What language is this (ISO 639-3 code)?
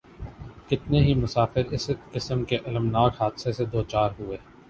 urd